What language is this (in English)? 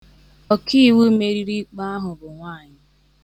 Igbo